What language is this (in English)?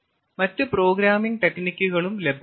Malayalam